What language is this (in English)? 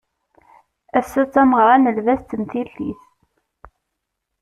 Kabyle